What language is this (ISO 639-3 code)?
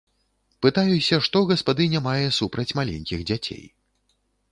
bel